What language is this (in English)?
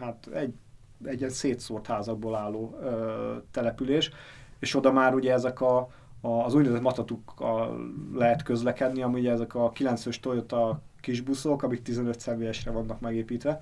Hungarian